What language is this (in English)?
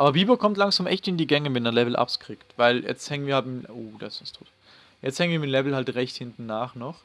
German